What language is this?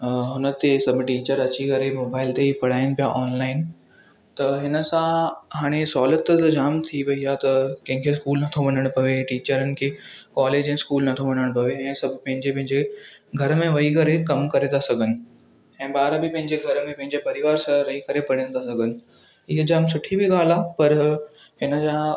Sindhi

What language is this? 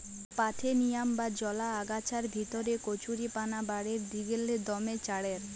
Bangla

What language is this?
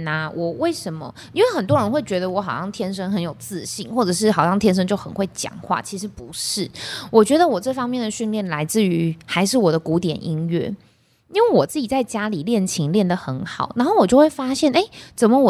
Chinese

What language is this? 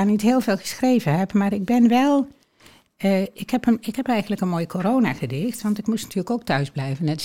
Dutch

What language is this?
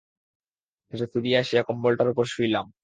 Bangla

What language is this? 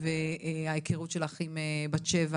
Hebrew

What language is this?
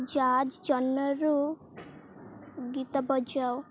Odia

